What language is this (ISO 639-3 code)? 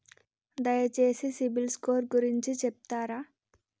tel